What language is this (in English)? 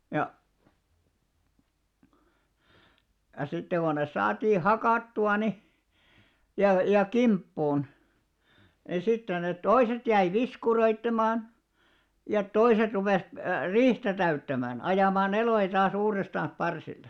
Finnish